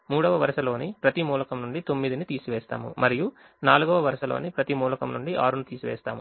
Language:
Telugu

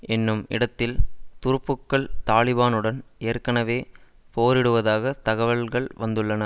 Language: Tamil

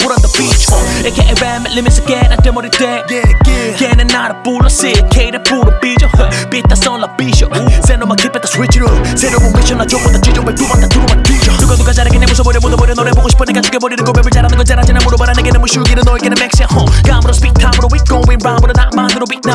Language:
Dutch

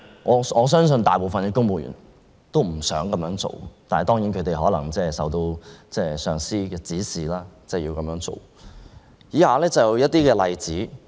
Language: Cantonese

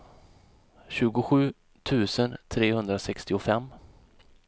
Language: Swedish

